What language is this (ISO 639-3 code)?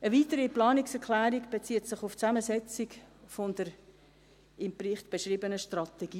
gsw